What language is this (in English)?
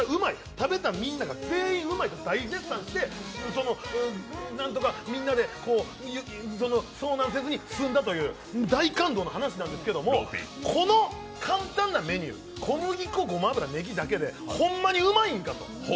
Japanese